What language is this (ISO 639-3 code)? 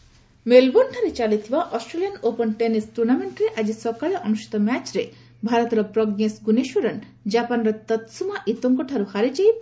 ori